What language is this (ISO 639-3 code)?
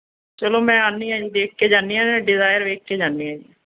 pan